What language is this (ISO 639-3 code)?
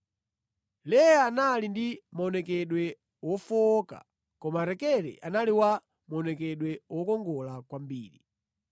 nya